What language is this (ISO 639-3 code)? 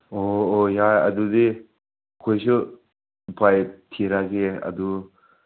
mni